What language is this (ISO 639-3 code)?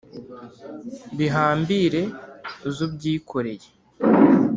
kin